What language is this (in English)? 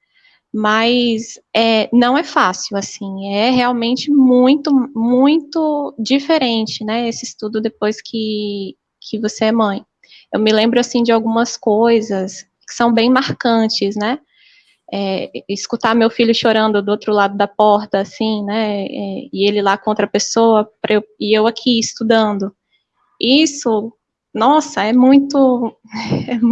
Portuguese